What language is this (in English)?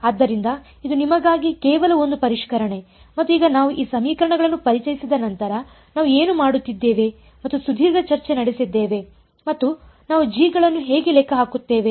Kannada